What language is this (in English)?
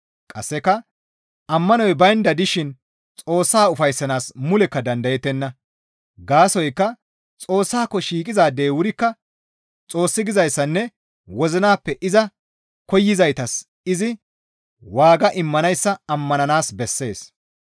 Gamo